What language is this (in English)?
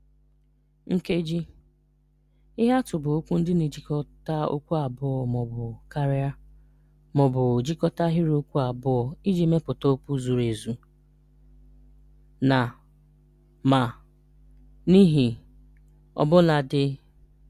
Igbo